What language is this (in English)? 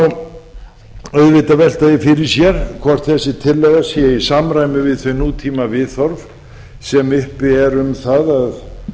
Icelandic